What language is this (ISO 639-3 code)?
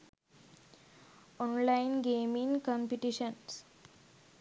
sin